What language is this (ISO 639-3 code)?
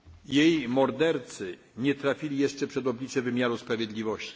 pol